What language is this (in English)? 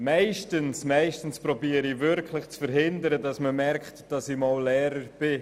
Swiss German